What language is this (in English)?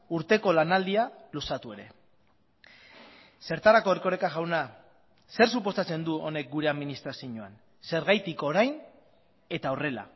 Basque